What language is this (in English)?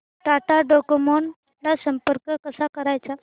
Marathi